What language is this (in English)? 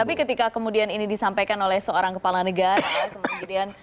Indonesian